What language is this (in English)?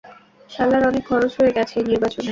Bangla